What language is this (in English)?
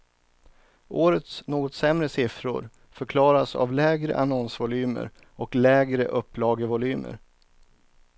Swedish